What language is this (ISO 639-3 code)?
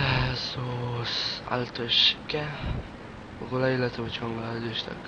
pol